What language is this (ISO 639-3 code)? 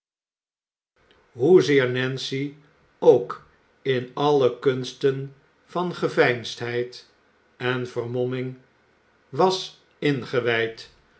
nld